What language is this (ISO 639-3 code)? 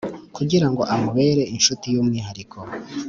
kin